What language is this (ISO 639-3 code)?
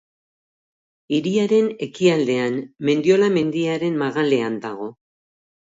eus